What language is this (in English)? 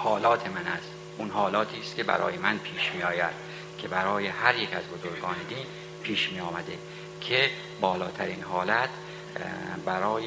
Persian